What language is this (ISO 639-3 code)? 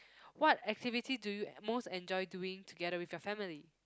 eng